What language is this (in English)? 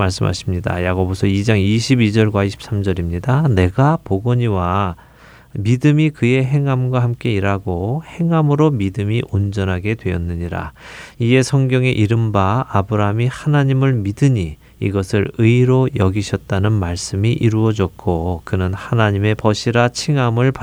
Korean